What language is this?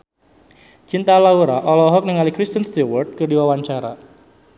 Sundanese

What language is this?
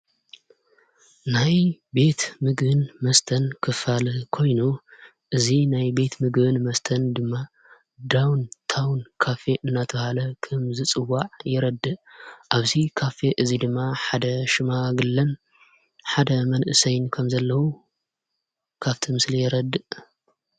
Tigrinya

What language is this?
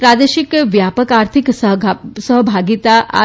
Gujarati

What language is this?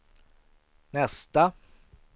Swedish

